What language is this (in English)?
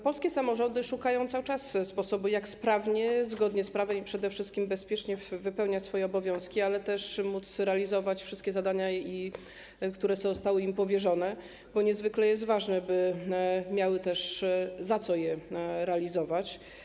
Polish